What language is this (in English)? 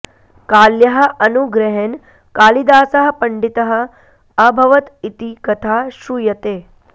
Sanskrit